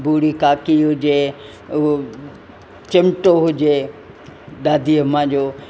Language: Sindhi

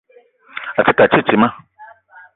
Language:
Eton (Cameroon)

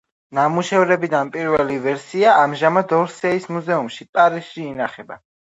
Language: Georgian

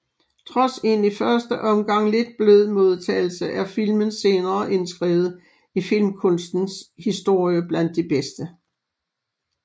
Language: Danish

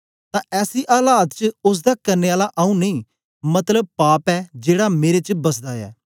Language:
Dogri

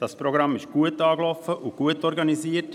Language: Swiss German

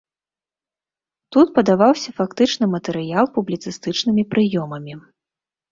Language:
Belarusian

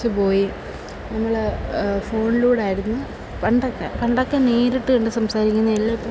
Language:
Malayalam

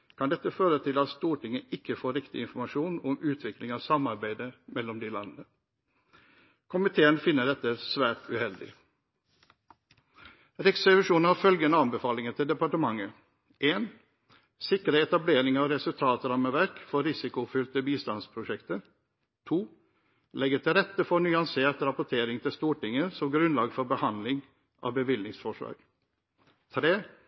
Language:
Norwegian Bokmål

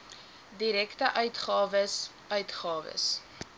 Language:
Afrikaans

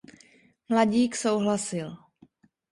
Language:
Czech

